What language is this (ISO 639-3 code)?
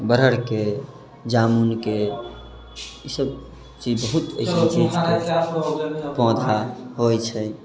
mai